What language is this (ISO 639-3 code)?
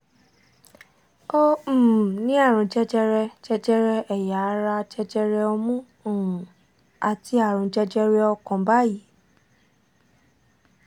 yor